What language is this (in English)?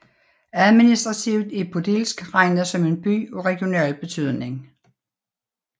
Danish